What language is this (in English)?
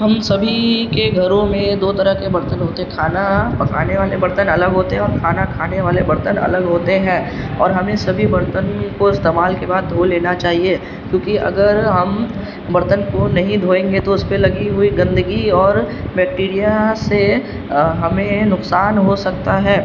Urdu